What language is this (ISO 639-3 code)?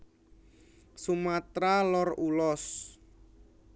jav